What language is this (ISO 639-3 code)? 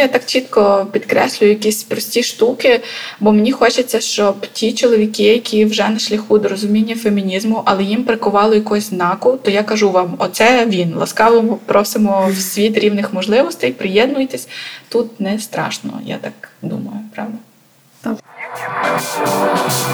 ukr